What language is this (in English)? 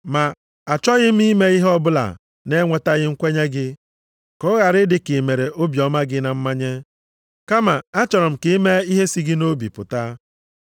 Igbo